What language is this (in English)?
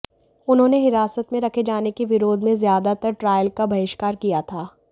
Hindi